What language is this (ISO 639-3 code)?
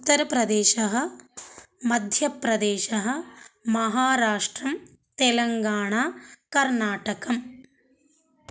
san